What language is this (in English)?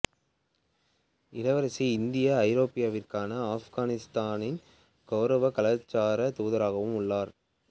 Tamil